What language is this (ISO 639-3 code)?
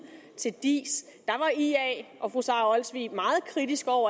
dan